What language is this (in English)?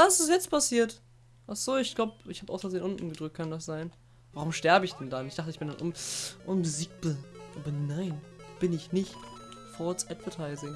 German